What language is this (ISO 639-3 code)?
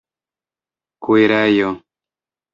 epo